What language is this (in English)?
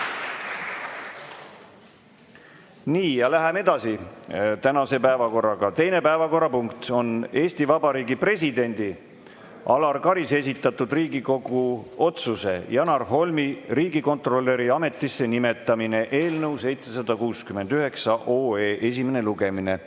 Estonian